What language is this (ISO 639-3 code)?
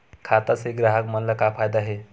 hne